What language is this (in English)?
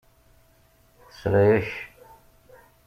Kabyle